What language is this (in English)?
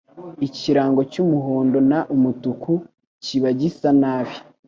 Kinyarwanda